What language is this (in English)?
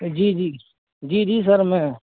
Urdu